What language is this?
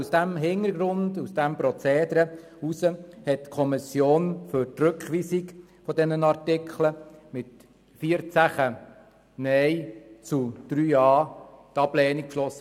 Swiss German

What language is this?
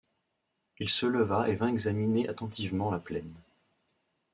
French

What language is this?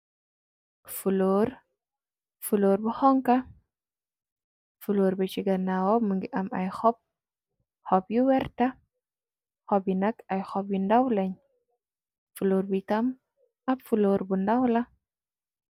Wolof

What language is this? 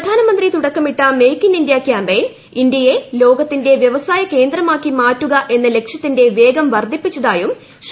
Malayalam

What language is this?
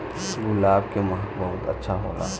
Bhojpuri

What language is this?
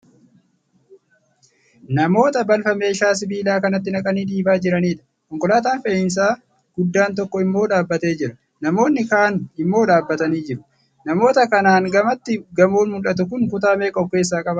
Oromo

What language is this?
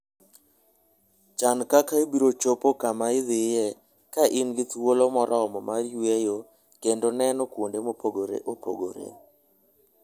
Luo (Kenya and Tanzania)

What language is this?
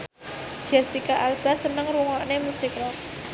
Javanese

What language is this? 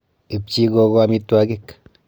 Kalenjin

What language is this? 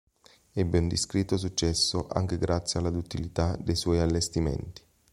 Italian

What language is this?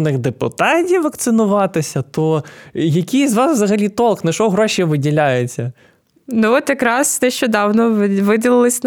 Ukrainian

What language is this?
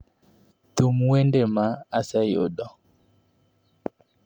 Luo (Kenya and Tanzania)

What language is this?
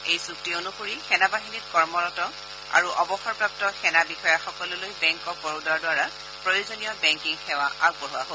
Assamese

